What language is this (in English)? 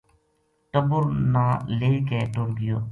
Gujari